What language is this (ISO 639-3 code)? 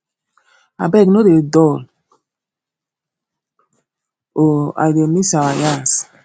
pcm